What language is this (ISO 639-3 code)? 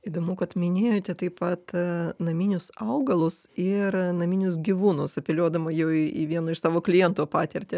lit